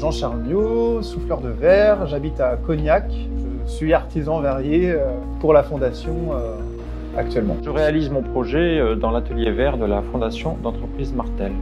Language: French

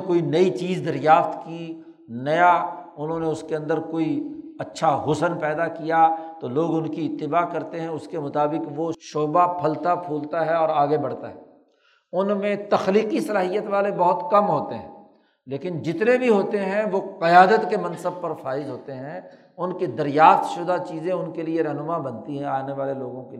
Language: Urdu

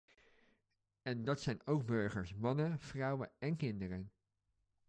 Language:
Dutch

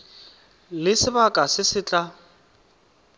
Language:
Tswana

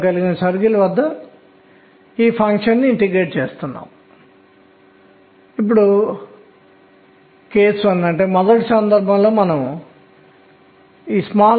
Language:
Telugu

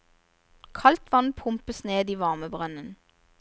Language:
Norwegian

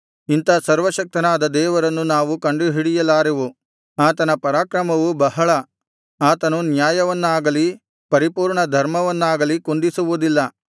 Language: Kannada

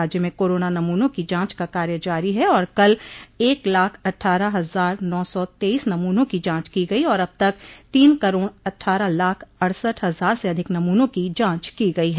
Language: Hindi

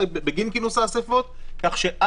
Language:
Hebrew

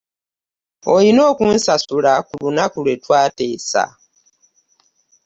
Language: Ganda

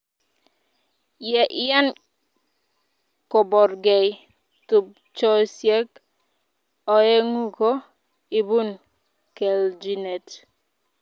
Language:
Kalenjin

